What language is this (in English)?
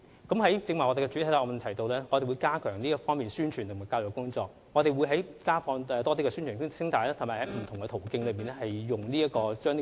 Cantonese